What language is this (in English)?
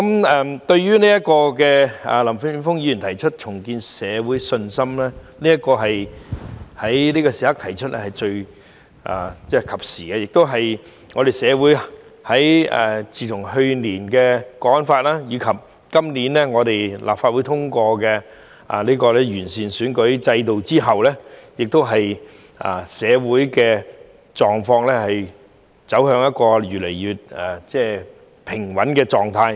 Cantonese